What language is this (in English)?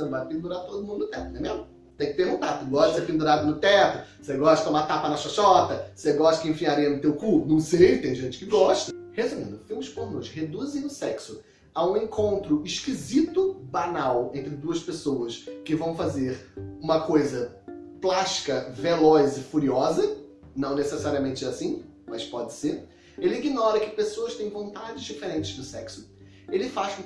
Portuguese